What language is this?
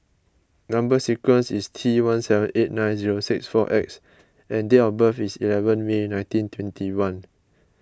English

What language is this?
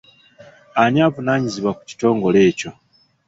Ganda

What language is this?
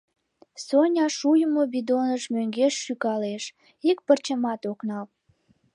Mari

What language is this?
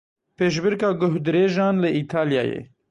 Kurdish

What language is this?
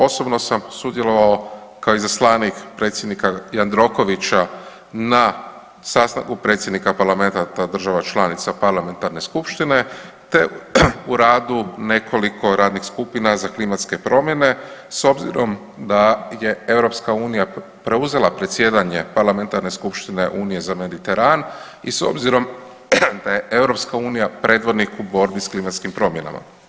Croatian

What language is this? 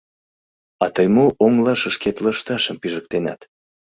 Mari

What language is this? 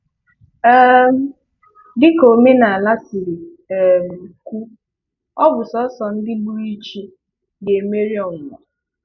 Igbo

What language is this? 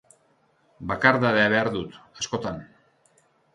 Basque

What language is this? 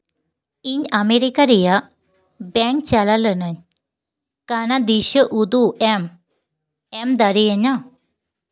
Santali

